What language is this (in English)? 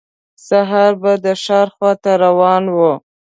Pashto